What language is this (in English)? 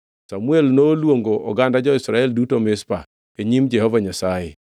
Luo (Kenya and Tanzania)